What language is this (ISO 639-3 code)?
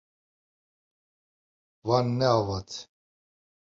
kur